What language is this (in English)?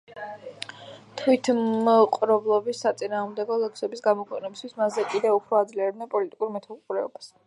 Georgian